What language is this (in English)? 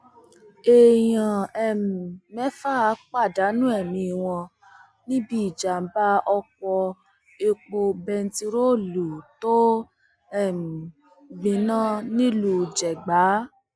Yoruba